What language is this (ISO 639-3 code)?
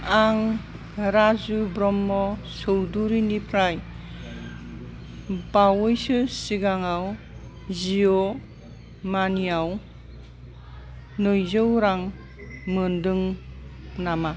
brx